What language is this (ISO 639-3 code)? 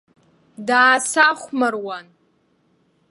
abk